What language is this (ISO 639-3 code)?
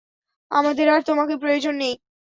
ben